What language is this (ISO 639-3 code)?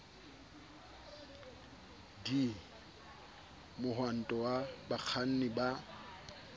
sot